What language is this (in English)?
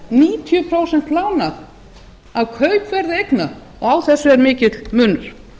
Icelandic